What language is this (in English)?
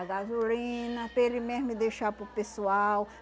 Portuguese